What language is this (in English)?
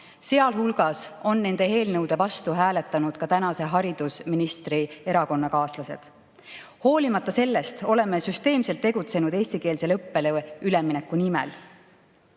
Estonian